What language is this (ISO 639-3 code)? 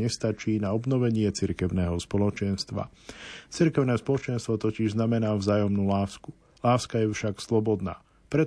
slk